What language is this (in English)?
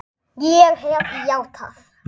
Icelandic